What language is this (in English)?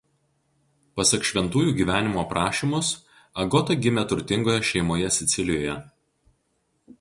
Lithuanian